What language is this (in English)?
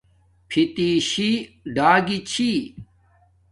Domaaki